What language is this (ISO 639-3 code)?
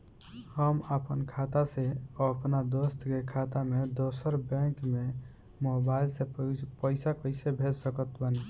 bho